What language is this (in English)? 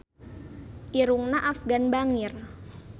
Sundanese